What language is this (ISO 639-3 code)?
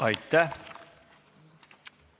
est